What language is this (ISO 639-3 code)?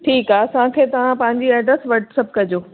snd